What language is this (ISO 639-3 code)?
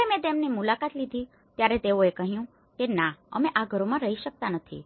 guj